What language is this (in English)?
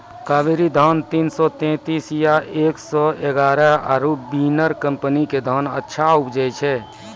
Maithili